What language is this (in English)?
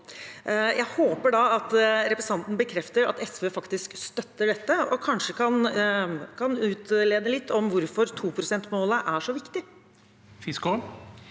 Norwegian